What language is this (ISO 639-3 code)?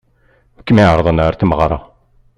kab